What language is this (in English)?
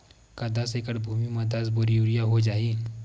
Chhattisgarhi